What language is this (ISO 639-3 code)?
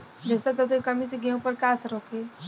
bho